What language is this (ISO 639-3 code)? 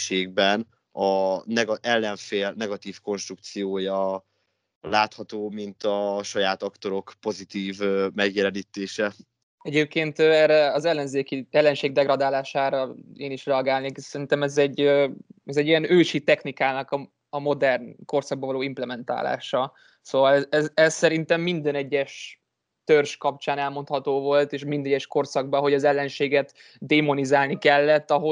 hun